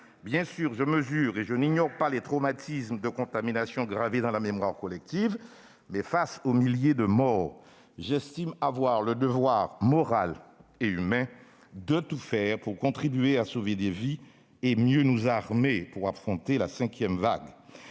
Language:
French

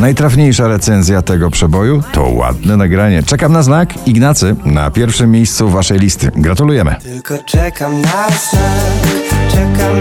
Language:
Polish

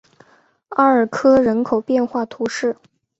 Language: Chinese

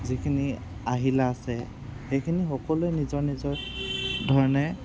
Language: Assamese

